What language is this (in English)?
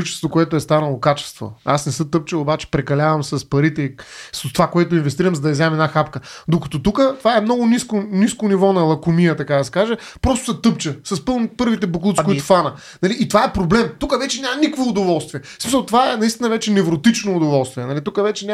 Bulgarian